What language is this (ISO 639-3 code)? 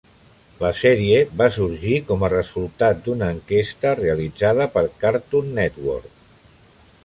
cat